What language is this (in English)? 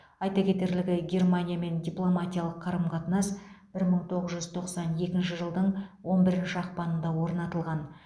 Kazakh